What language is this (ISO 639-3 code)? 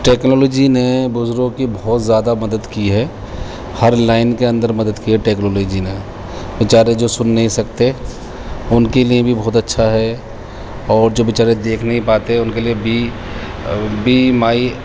urd